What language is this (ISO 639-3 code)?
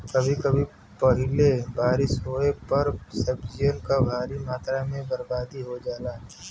bho